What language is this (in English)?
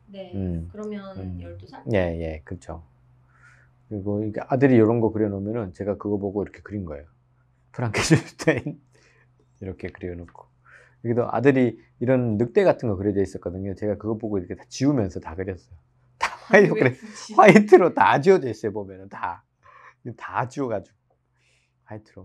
Korean